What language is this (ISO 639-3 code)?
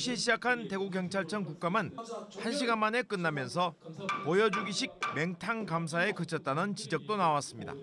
kor